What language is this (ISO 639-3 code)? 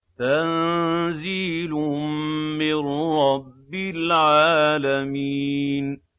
ara